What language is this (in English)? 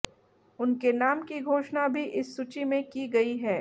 Hindi